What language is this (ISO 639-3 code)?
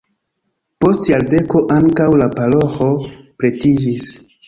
epo